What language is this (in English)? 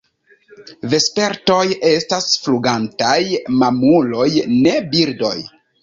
Esperanto